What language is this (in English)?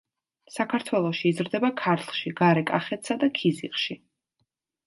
Georgian